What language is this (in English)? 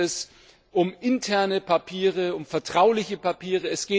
German